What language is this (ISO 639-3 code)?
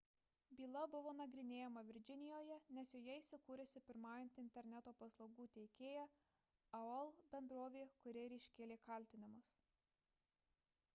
lit